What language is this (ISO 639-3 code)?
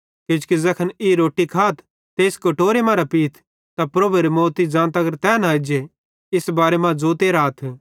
bhd